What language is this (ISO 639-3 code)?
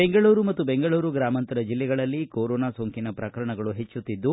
kan